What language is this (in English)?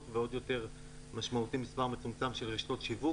Hebrew